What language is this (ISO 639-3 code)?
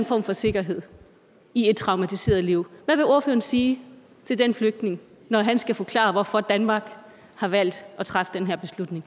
dan